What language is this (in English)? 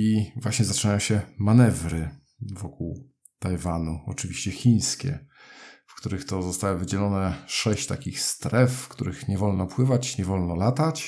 Polish